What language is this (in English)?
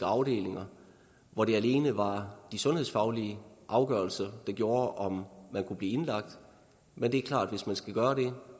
Danish